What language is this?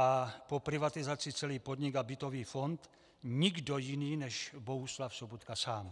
Czech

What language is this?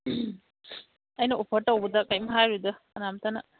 Manipuri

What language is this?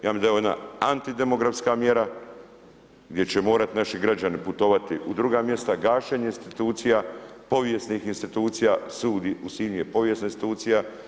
Croatian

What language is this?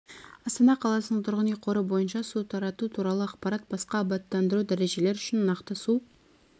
Kazakh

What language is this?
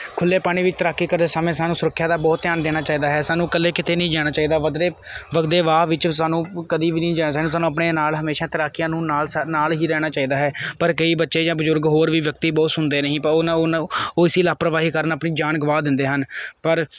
Punjabi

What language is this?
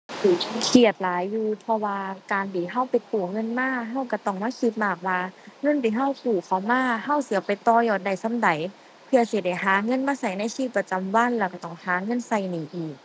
Thai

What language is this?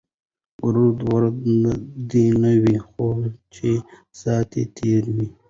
Pashto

